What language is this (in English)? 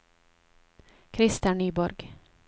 Norwegian